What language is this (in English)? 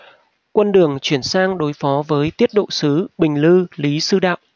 Vietnamese